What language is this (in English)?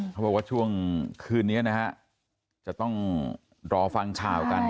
Thai